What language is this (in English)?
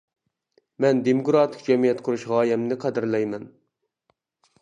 Uyghur